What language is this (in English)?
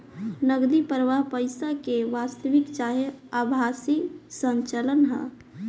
Bhojpuri